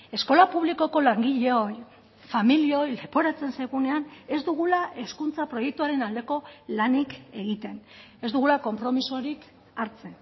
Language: Basque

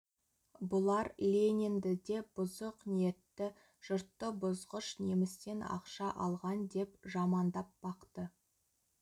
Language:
Kazakh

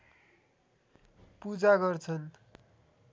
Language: Nepali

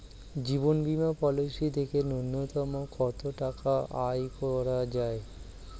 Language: Bangla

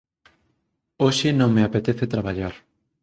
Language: Galician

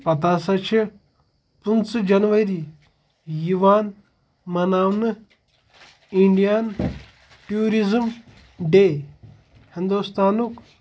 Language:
Kashmiri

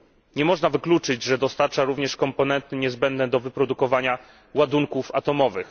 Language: Polish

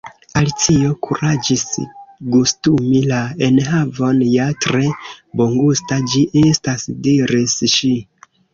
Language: Esperanto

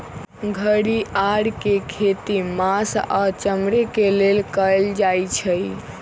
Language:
Magahi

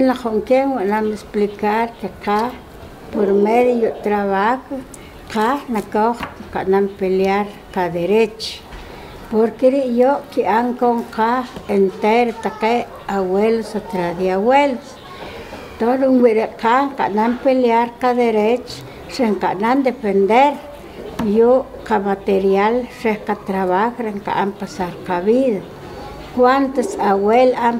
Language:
Spanish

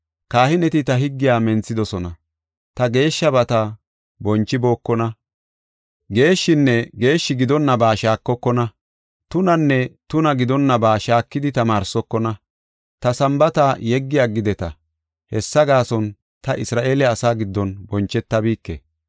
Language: Gofa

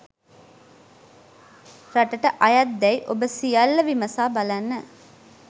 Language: Sinhala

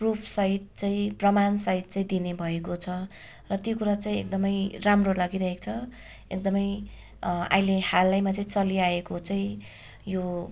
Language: Nepali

